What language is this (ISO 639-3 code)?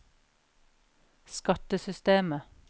nor